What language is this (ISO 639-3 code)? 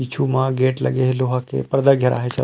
hne